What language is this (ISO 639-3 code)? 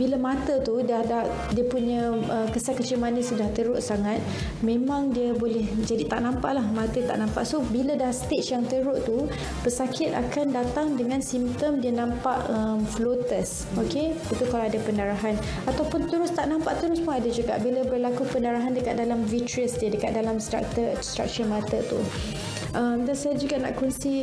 msa